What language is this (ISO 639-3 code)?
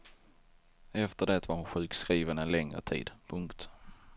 swe